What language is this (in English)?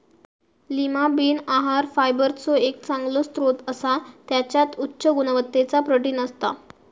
Marathi